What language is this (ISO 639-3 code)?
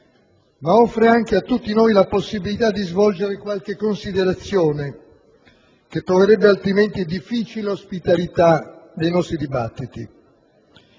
ita